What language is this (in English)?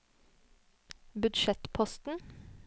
Norwegian